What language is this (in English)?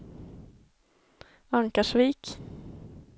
Swedish